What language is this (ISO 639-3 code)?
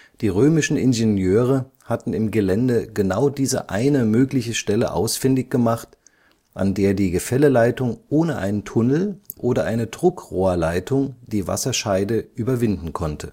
deu